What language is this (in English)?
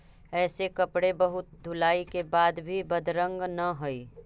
Magahi